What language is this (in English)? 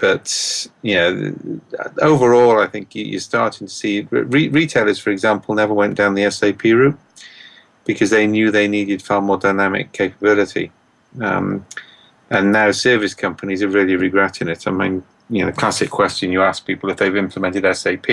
English